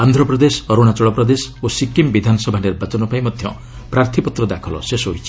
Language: Odia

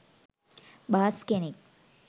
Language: Sinhala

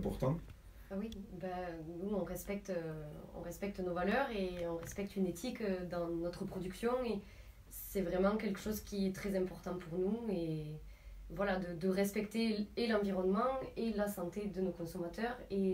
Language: French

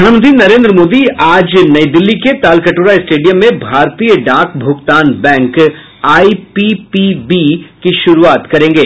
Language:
Hindi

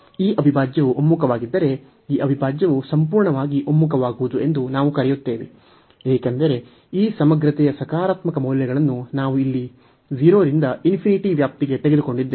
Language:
Kannada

